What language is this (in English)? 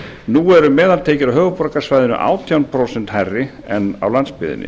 Icelandic